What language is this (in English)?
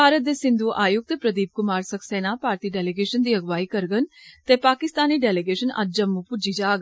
Dogri